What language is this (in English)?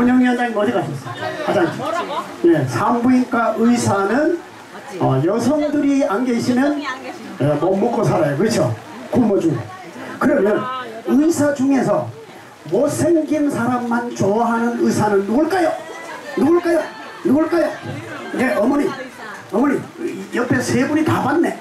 Korean